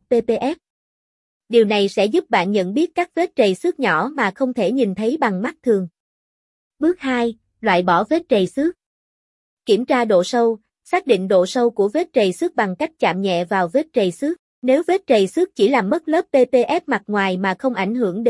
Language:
Vietnamese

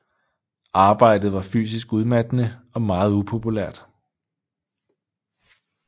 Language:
Danish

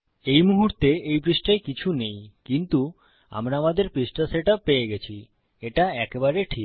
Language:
Bangla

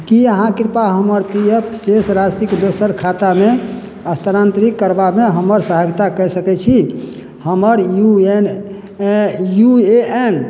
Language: Maithili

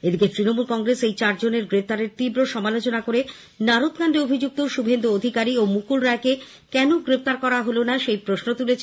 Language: Bangla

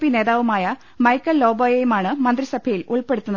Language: Malayalam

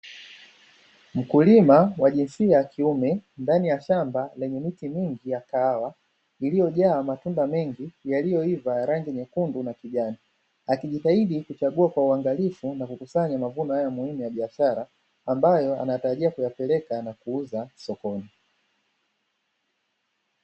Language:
Swahili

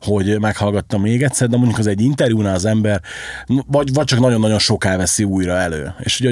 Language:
Hungarian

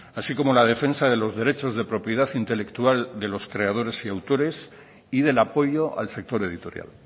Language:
Spanish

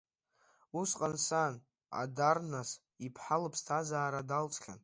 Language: Abkhazian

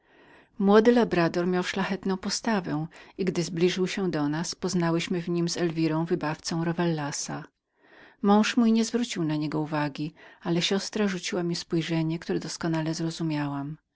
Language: Polish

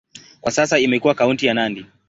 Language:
Swahili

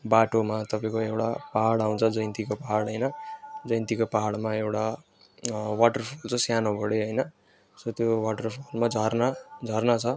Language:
Nepali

